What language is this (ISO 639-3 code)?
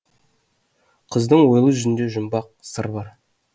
kaz